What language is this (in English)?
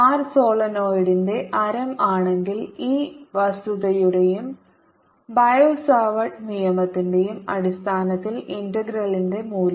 Malayalam